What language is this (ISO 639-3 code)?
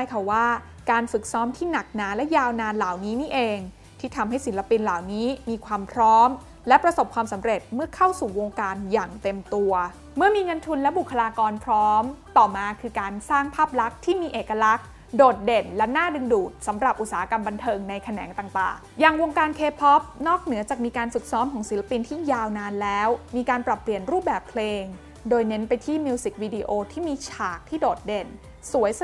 tha